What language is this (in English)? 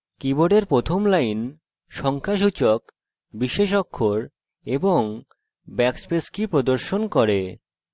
Bangla